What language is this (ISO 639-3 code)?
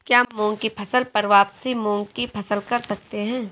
hin